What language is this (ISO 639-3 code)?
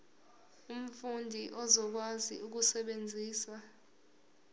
zul